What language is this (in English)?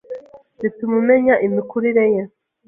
Kinyarwanda